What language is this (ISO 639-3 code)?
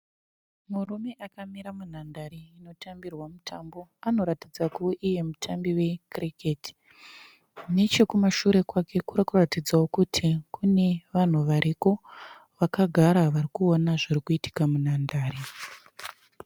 sna